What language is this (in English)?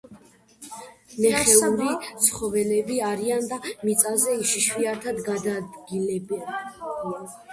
Georgian